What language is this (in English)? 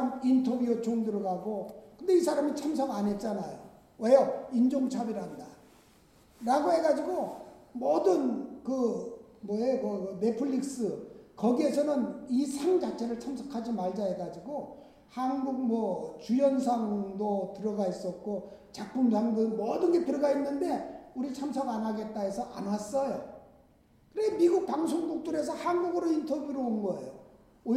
Korean